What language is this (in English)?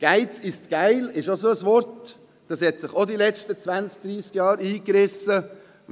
Swiss German